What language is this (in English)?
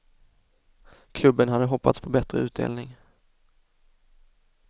Swedish